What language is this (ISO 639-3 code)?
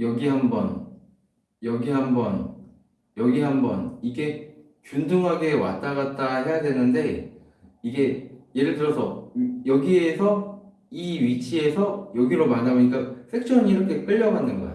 kor